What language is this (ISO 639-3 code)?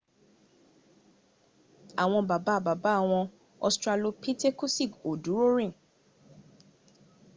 yor